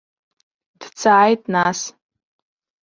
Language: Abkhazian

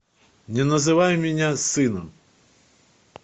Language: Russian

